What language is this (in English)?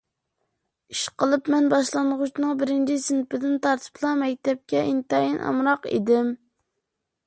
Uyghur